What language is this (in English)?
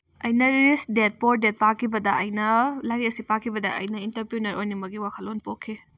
Manipuri